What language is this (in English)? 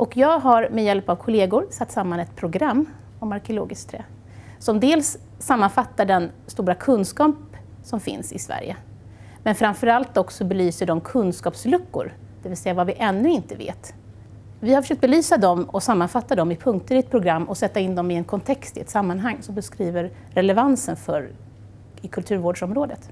Swedish